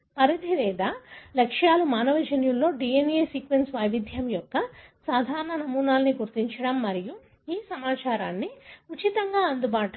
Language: Telugu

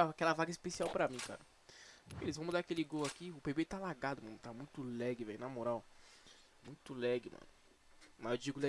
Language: Portuguese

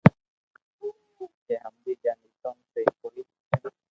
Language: Loarki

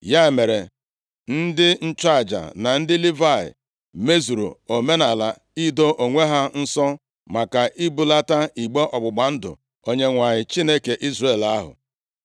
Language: Igbo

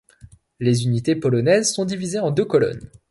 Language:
French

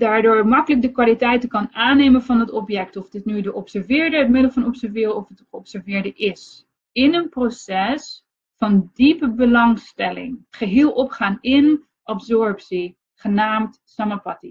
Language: Dutch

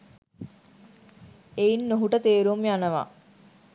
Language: Sinhala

